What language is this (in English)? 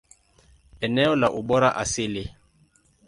Swahili